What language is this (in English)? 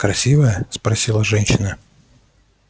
Russian